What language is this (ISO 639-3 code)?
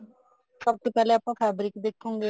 pan